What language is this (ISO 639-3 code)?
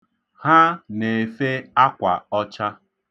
ibo